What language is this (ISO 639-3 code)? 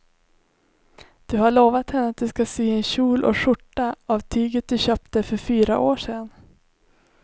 swe